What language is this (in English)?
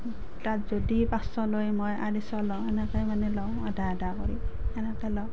Assamese